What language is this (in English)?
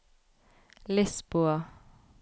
Norwegian